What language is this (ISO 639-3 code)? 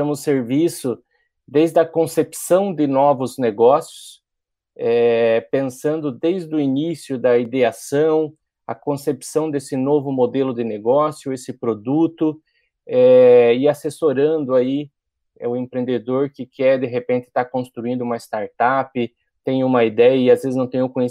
por